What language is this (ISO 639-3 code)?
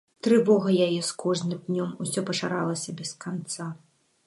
bel